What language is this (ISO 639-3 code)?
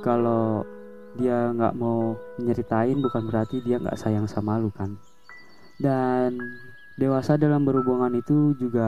ind